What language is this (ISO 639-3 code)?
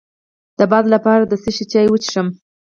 pus